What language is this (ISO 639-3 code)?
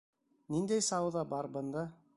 bak